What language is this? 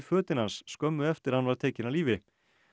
Icelandic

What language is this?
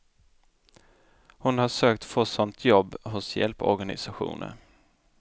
Swedish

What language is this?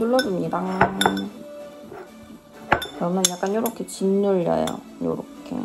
Korean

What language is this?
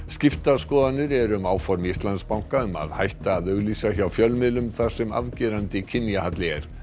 Icelandic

